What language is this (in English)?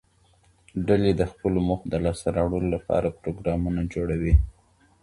Pashto